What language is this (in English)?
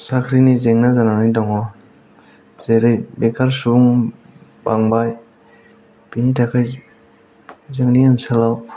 Bodo